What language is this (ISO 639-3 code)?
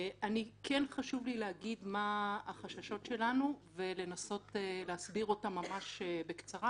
heb